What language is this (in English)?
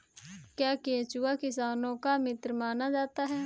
Hindi